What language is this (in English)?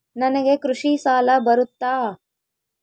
Kannada